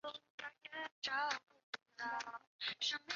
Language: Chinese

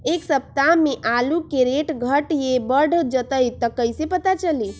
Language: Magahi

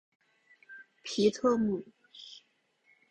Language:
Chinese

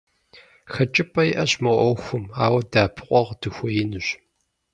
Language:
Kabardian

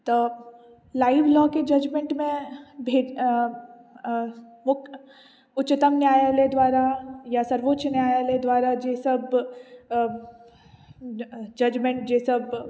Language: Maithili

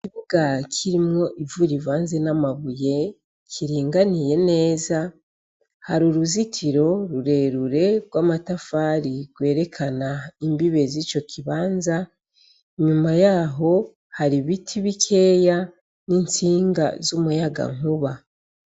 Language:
Rundi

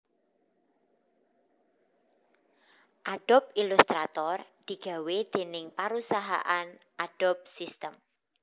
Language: Javanese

